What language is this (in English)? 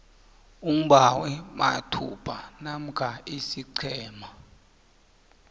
South Ndebele